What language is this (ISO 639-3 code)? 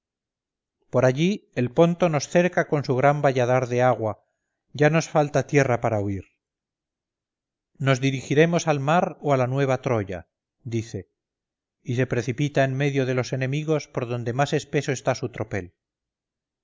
spa